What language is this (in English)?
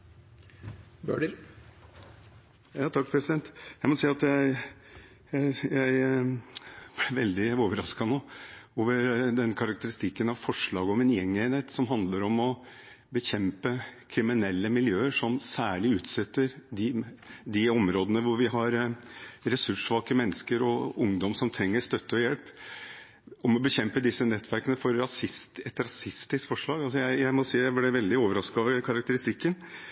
Norwegian Bokmål